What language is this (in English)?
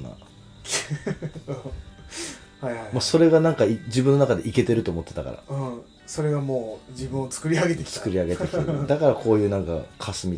Japanese